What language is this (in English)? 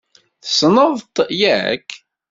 Kabyle